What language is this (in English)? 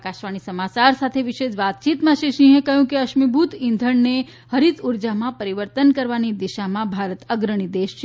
Gujarati